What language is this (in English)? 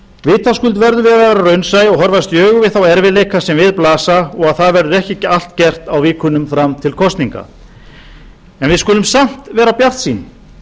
Icelandic